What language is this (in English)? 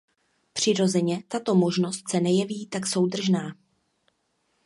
Czech